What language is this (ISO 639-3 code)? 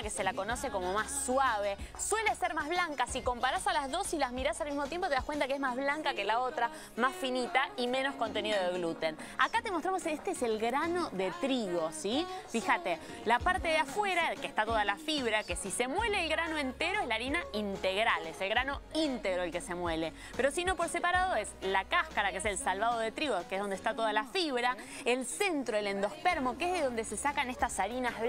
spa